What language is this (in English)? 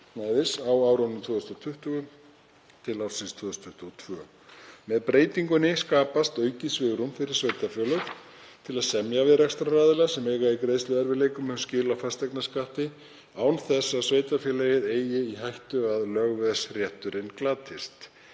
Icelandic